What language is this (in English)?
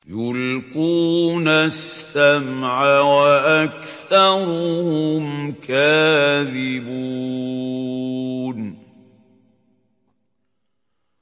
Arabic